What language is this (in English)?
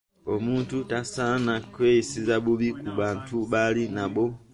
Ganda